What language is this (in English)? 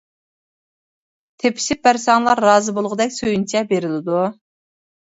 Uyghur